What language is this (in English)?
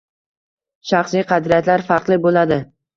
Uzbek